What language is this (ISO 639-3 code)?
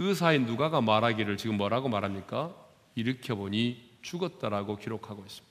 kor